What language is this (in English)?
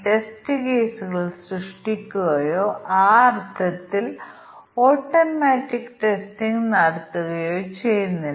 Malayalam